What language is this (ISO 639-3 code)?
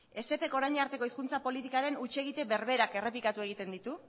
eus